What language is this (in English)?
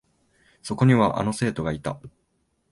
Japanese